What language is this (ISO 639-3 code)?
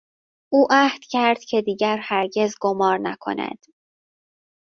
fas